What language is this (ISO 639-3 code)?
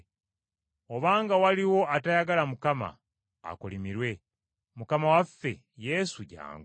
lug